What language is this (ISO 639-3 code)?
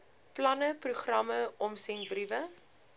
afr